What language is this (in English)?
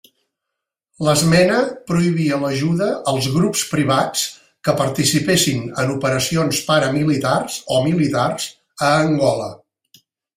Catalan